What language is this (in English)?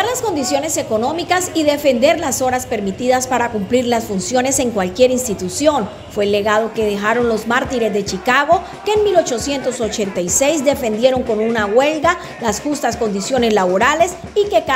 Spanish